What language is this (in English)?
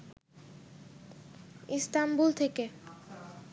Bangla